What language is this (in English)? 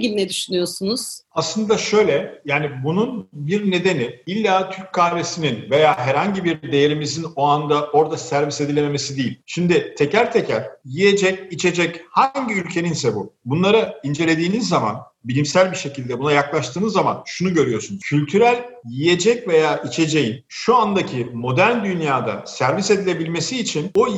Turkish